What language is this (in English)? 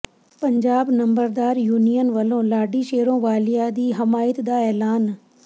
Punjabi